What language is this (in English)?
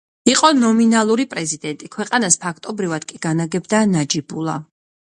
Georgian